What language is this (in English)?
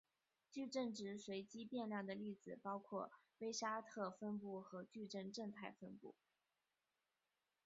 Chinese